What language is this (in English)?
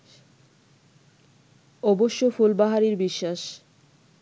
Bangla